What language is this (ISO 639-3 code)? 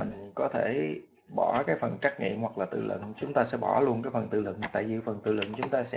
vie